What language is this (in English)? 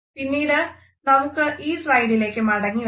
Malayalam